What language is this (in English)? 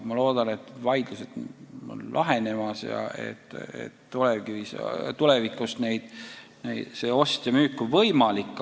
Estonian